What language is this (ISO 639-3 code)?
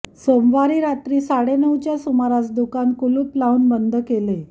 mar